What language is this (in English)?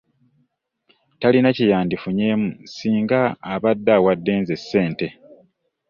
Ganda